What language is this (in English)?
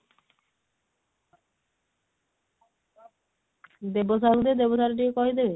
Odia